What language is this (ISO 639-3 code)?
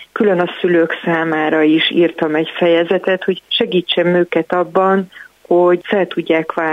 hun